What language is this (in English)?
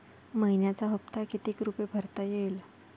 Marathi